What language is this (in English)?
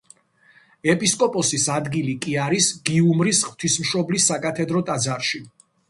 Georgian